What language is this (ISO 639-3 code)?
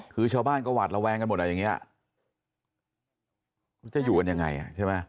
tha